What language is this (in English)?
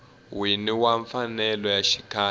Tsonga